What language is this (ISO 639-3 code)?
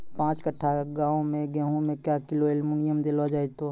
mai